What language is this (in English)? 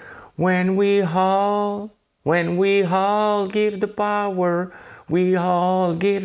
French